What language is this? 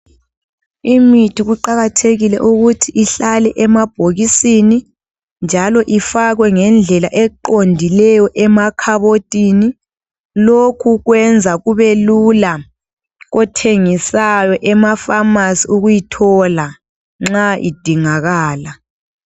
North Ndebele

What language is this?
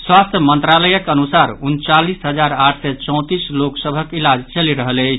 Maithili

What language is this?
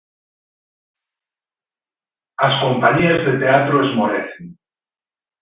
Galician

